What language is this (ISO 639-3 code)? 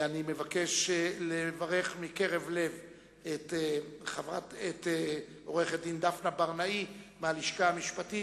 heb